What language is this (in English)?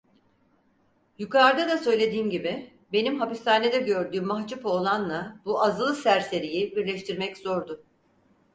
Turkish